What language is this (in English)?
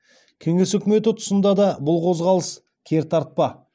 Kazakh